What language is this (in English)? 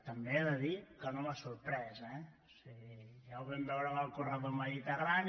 Catalan